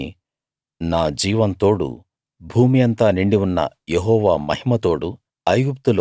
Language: Telugu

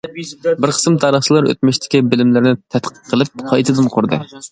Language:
Uyghur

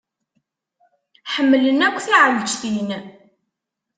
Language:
Kabyle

